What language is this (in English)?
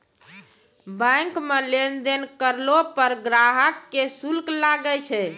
Maithili